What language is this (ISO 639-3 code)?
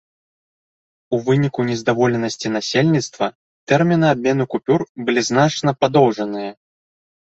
bel